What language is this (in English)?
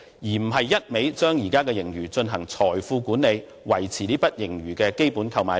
Cantonese